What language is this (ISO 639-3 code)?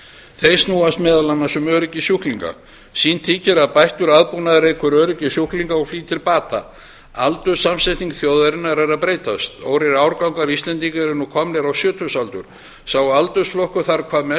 isl